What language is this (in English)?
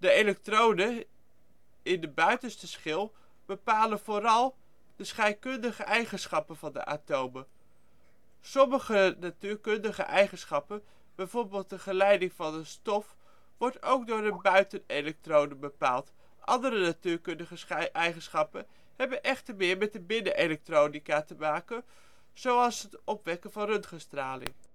Dutch